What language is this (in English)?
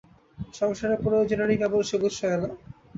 Bangla